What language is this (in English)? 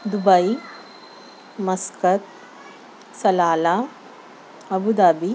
Urdu